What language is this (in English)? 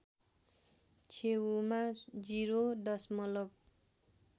Nepali